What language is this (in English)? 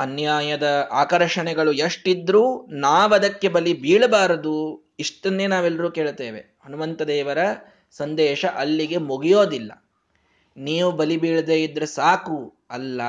Kannada